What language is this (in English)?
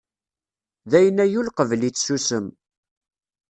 Kabyle